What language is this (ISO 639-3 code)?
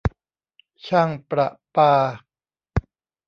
tha